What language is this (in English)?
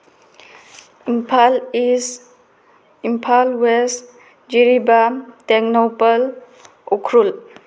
Manipuri